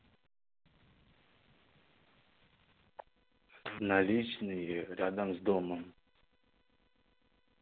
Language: Russian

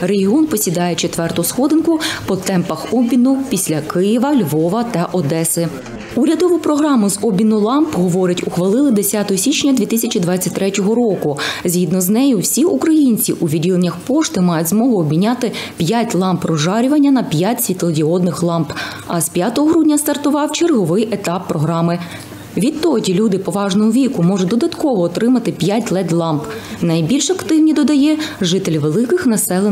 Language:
Ukrainian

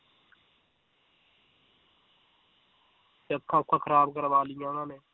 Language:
Punjabi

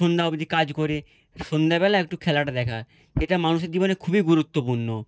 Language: Bangla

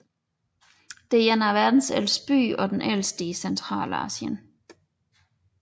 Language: Danish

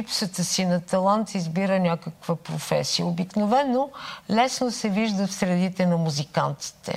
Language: Bulgarian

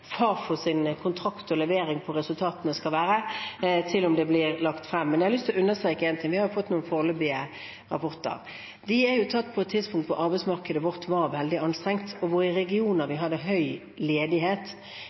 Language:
Norwegian Bokmål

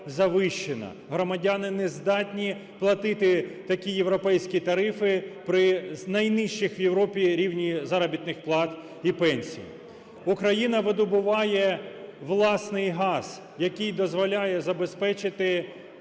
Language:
Ukrainian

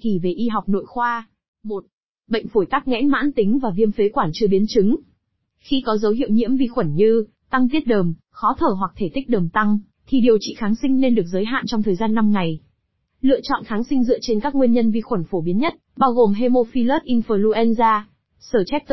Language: Vietnamese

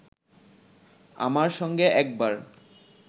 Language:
Bangla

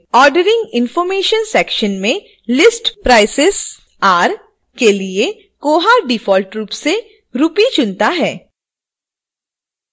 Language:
Hindi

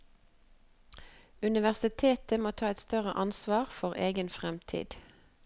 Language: Norwegian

